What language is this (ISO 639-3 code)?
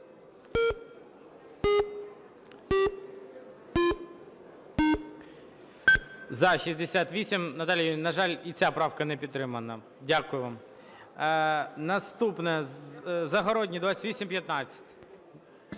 ukr